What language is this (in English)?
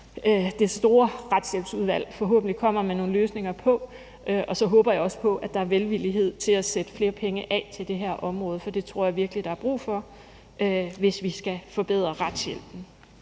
Danish